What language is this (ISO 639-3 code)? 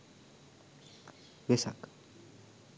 sin